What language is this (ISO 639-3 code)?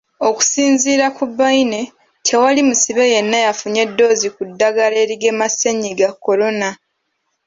lug